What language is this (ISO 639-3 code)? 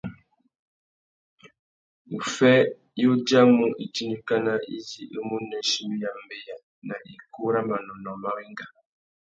bag